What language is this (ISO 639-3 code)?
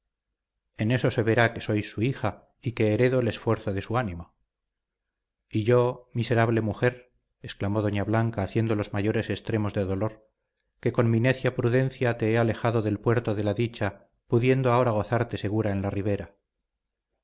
spa